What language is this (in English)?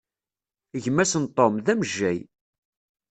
Kabyle